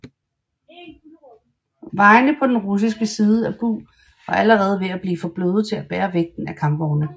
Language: Danish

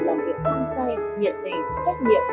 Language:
Vietnamese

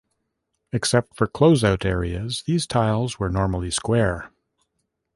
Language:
English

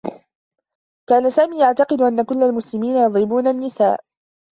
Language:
Arabic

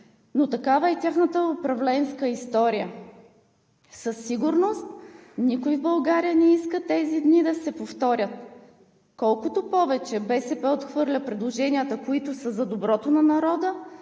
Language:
Bulgarian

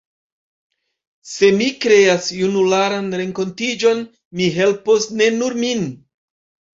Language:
Esperanto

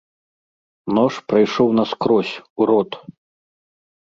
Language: Belarusian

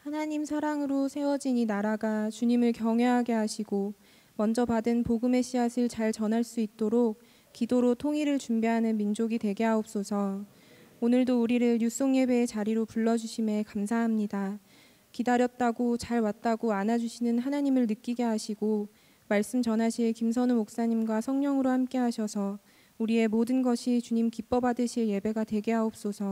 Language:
Korean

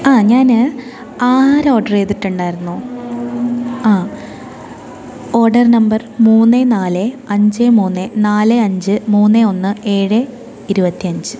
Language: Malayalam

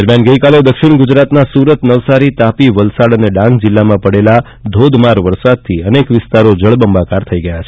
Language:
Gujarati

